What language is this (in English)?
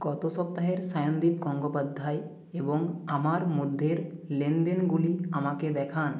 Bangla